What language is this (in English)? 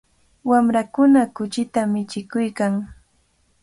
Cajatambo North Lima Quechua